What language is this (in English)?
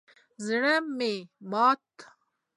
Pashto